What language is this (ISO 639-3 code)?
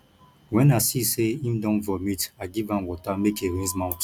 pcm